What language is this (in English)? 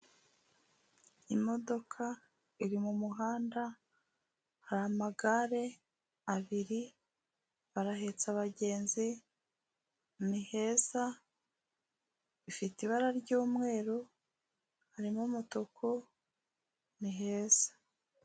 Kinyarwanda